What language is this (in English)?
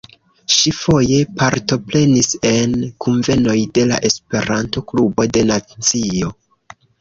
Esperanto